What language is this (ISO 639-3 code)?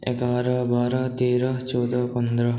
mai